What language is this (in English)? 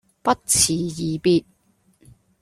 Cantonese